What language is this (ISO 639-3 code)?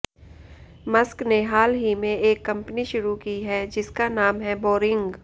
hin